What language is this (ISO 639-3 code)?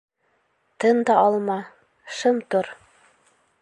bak